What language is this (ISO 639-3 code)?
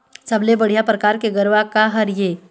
hne